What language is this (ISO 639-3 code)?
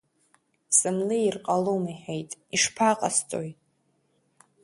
abk